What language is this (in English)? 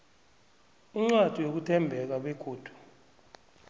South Ndebele